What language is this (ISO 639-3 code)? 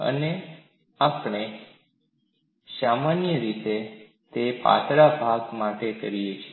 guj